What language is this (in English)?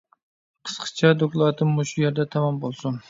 Uyghur